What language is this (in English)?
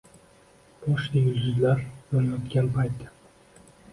Uzbek